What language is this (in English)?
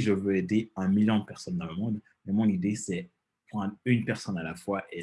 French